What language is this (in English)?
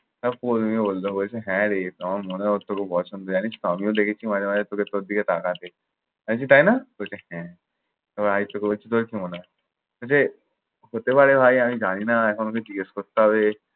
Bangla